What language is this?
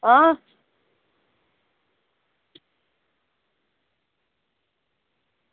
Dogri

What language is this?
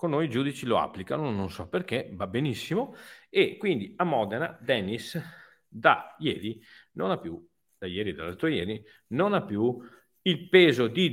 Italian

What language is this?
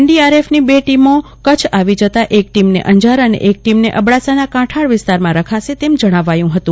Gujarati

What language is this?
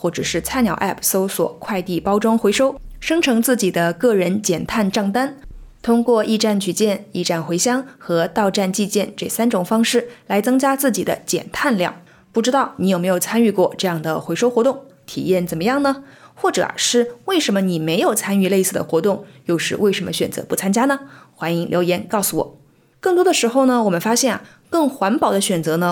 Chinese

